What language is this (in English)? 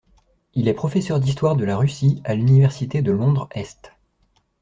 French